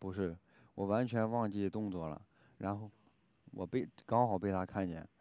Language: Chinese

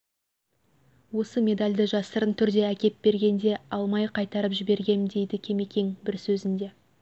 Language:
Kazakh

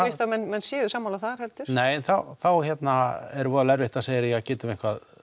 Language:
Icelandic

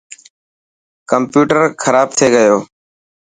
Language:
Dhatki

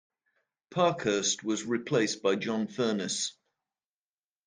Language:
English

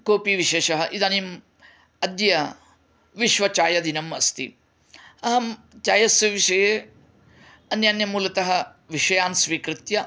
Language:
Sanskrit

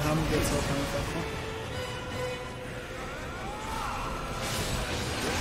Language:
German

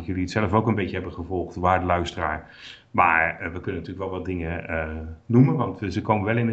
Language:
Dutch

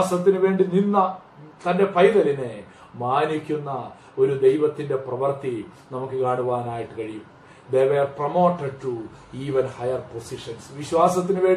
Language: Malayalam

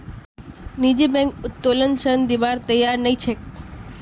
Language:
Magahi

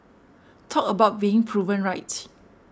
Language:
English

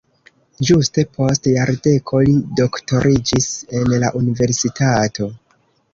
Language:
Esperanto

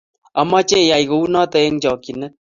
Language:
Kalenjin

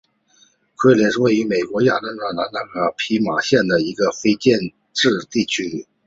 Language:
Chinese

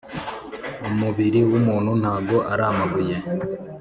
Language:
Kinyarwanda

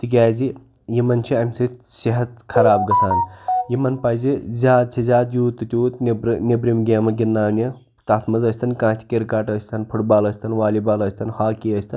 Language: Kashmiri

